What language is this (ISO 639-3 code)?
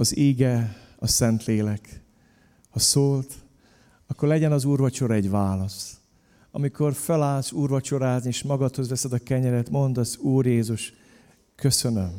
hun